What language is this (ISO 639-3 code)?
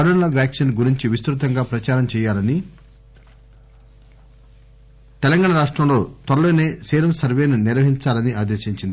tel